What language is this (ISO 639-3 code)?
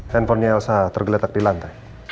ind